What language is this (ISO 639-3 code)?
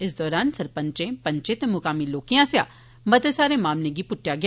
doi